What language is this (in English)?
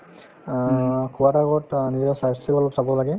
Assamese